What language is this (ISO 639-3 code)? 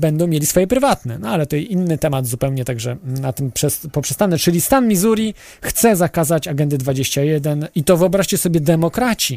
pol